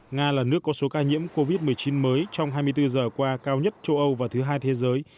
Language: Vietnamese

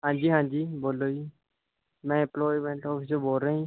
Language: Punjabi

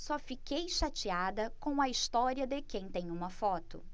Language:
Portuguese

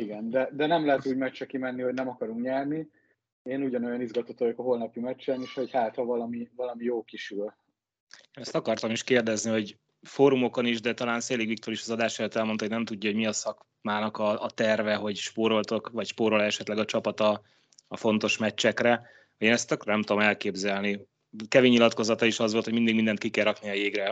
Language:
Hungarian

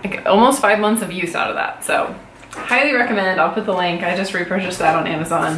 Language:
English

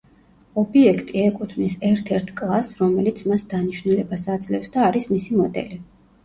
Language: Georgian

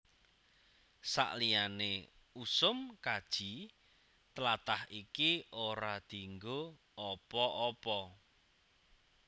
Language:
Javanese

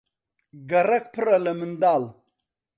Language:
Central Kurdish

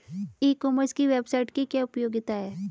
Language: Hindi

